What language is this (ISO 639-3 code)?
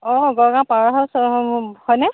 asm